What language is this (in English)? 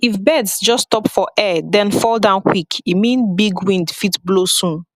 Nigerian Pidgin